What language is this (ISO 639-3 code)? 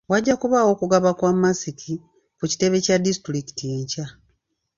lug